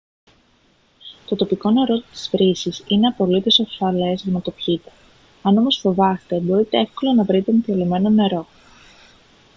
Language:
Greek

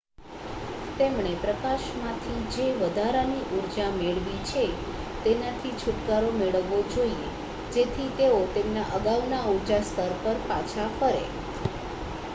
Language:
Gujarati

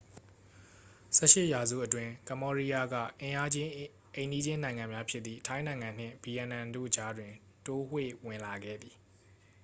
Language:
Burmese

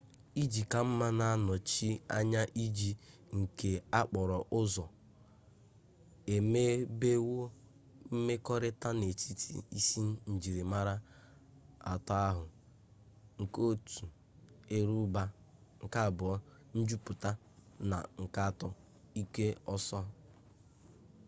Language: Igbo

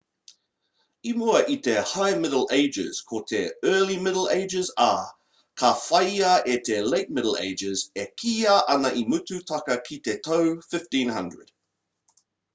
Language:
Māori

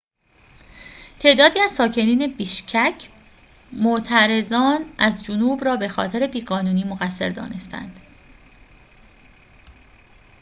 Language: Persian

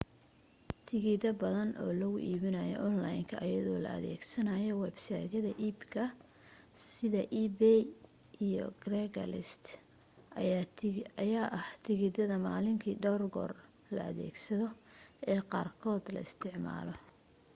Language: Somali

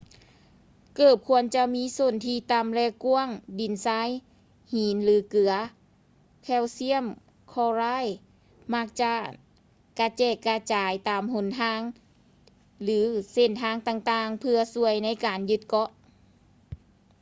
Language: Lao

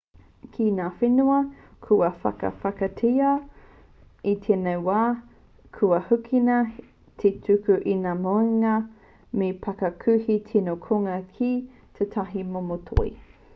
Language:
Māori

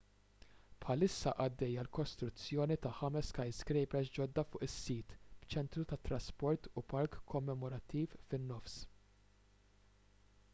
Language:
Maltese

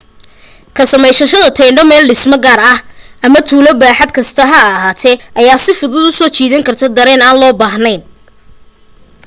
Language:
Somali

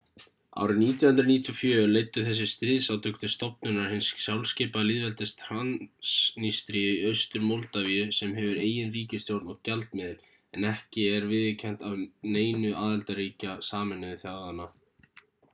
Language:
Icelandic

